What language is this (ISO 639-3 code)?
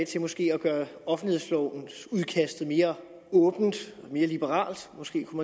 dan